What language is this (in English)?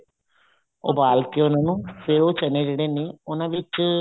Punjabi